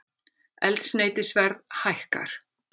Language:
Icelandic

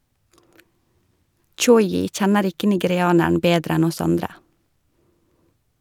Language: Norwegian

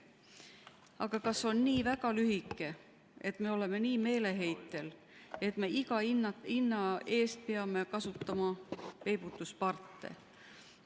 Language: Estonian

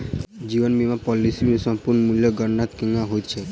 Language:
Maithili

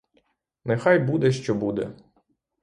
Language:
Ukrainian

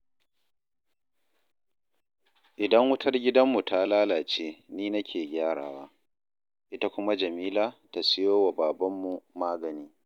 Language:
Hausa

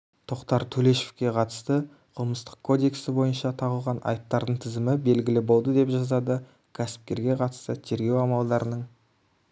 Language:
Kazakh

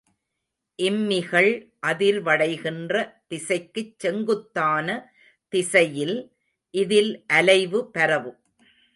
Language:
Tamil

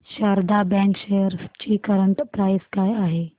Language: Marathi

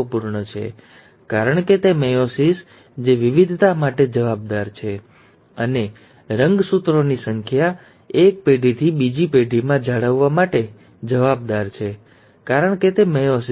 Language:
Gujarati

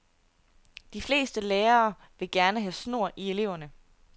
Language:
Danish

